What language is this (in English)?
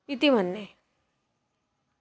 Sanskrit